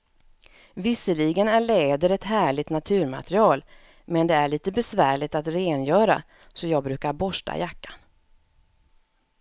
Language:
Swedish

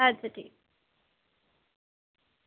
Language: Dogri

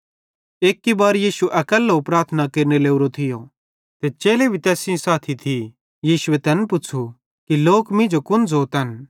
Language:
Bhadrawahi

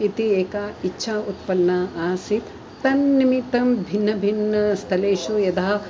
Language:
Sanskrit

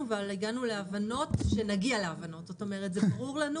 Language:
Hebrew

